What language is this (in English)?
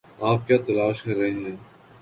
Urdu